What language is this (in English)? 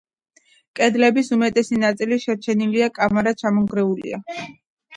Georgian